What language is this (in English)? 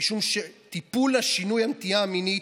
Hebrew